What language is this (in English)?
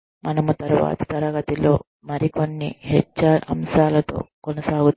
Telugu